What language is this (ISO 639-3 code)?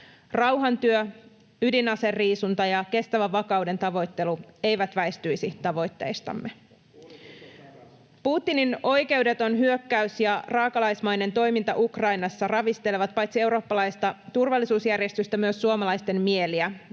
fin